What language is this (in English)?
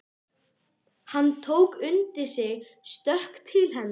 Icelandic